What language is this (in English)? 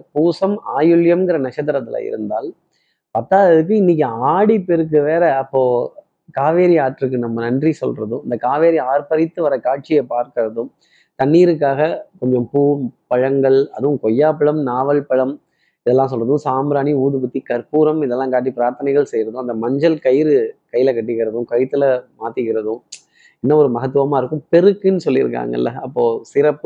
Tamil